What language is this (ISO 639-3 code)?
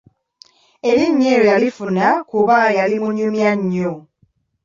lug